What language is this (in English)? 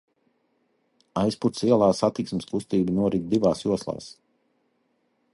Latvian